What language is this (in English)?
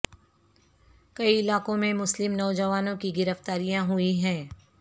Urdu